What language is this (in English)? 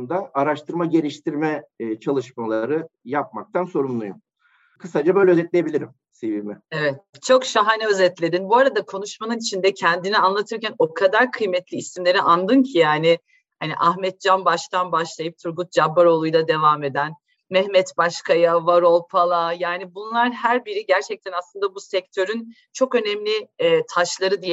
Turkish